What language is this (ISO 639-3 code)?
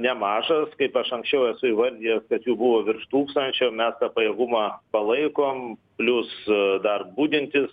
lit